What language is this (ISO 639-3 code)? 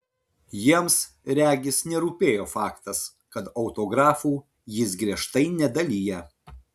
lit